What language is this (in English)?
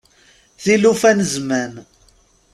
Kabyle